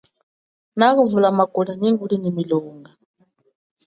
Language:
Chokwe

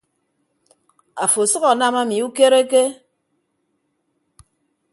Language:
Ibibio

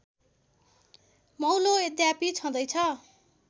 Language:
Nepali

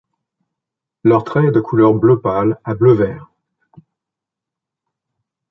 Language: French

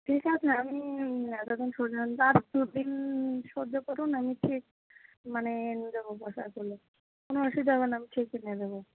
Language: Bangla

